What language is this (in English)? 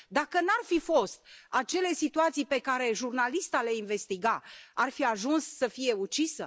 Romanian